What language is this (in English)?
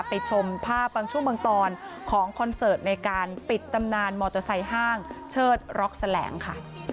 Thai